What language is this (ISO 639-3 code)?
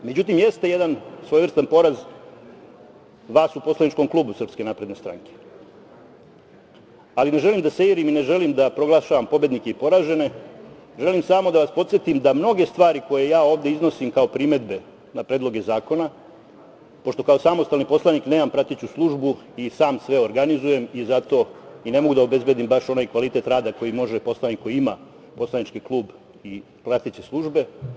srp